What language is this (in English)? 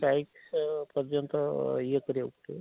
Odia